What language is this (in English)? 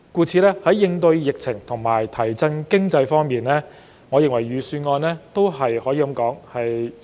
Cantonese